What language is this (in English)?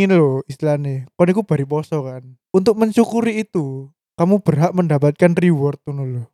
Indonesian